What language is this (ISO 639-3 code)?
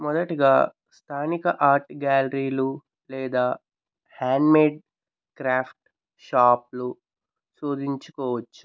tel